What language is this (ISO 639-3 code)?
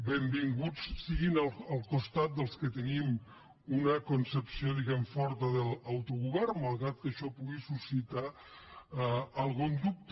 cat